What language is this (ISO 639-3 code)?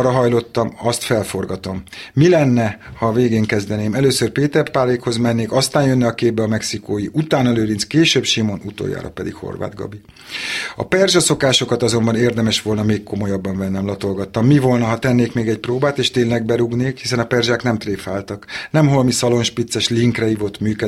hun